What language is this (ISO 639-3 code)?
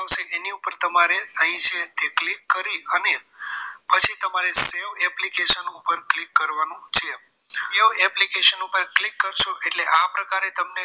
guj